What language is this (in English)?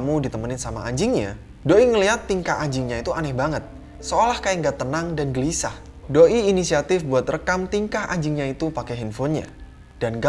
Indonesian